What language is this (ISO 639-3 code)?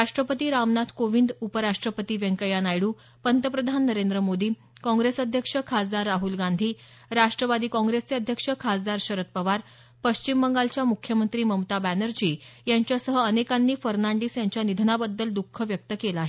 mar